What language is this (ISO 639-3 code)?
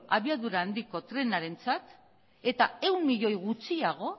eus